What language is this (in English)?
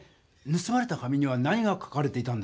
Japanese